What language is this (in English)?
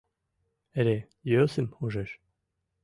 Mari